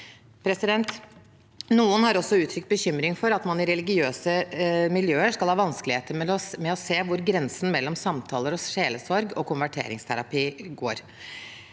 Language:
Norwegian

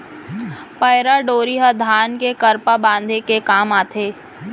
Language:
Chhattisgarhi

